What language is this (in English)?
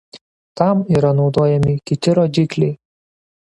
Lithuanian